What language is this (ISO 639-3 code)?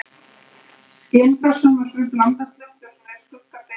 isl